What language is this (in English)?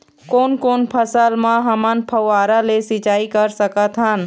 Chhattisgarhi